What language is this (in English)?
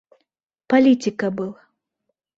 Bashkir